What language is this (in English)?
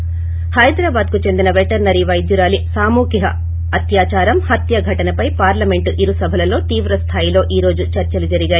Telugu